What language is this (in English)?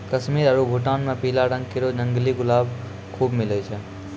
Maithili